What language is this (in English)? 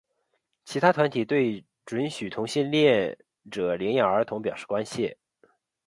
Chinese